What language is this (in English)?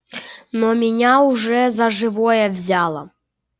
Russian